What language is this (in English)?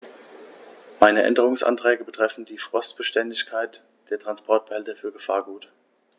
German